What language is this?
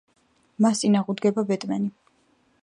Georgian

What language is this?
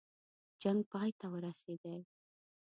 Pashto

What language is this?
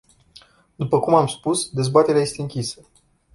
Romanian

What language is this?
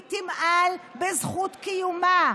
Hebrew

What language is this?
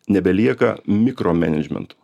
Lithuanian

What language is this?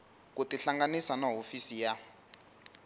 Tsonga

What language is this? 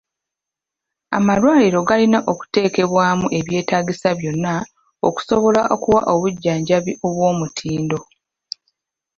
Ganda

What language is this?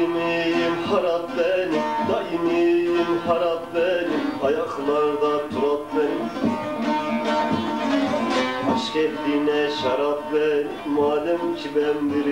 Turkish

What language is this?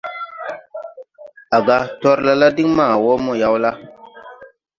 Tupuri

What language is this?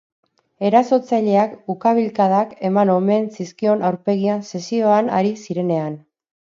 Basque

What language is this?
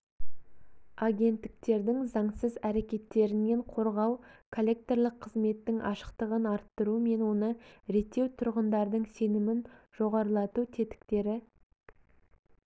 Kazakh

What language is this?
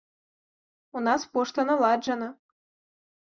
Belarusian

